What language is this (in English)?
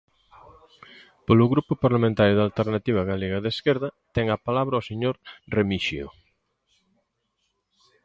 Galician